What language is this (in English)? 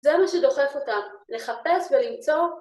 Hebrew